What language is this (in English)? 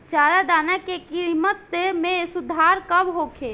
Bhojpuri